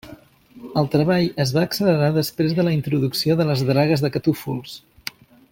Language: Catalan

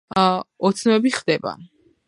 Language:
Georgian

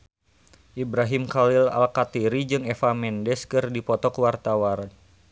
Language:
Sundanese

